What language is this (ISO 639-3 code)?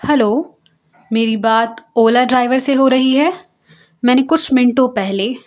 urd